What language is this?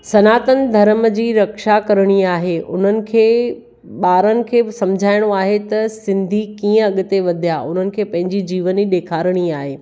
Sindhi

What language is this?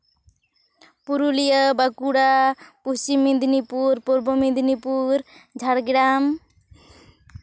Santali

